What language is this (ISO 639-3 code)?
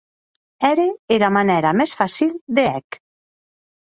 oci